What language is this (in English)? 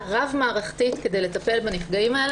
Hebrew